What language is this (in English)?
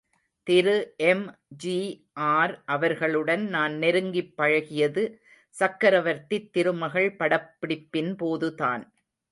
Tamil